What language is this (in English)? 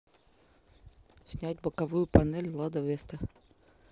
Russian